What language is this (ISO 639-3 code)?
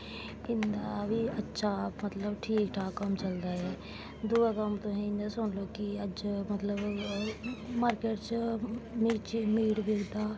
doi